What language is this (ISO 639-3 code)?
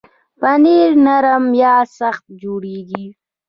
pus